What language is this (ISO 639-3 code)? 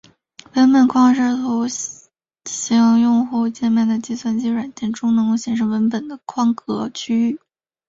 zho